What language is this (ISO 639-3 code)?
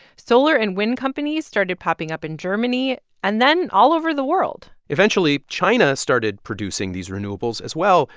eng